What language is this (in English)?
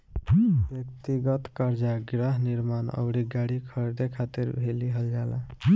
Bhojpuri